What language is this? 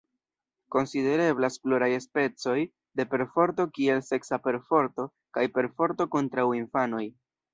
Esperanto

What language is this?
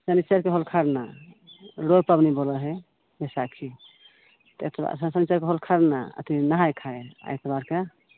Maithili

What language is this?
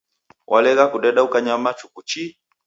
Taita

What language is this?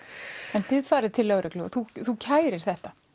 Icelandic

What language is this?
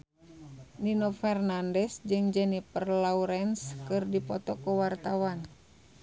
Sundanese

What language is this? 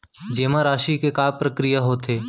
Chhattisgarhi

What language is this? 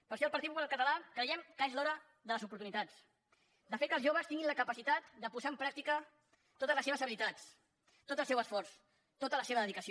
Catalan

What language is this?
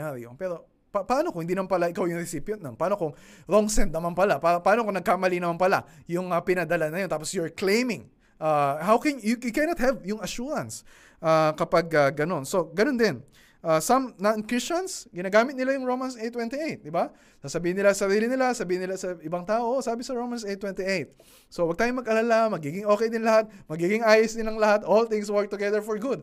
Filipino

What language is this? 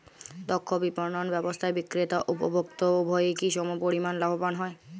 Bangla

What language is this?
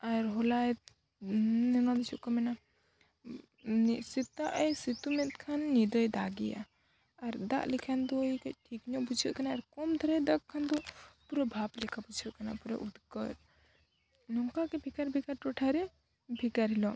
Santali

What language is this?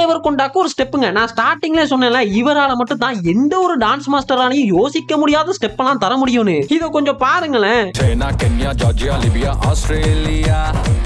Indonesian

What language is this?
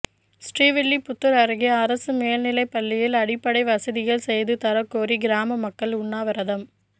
Tamil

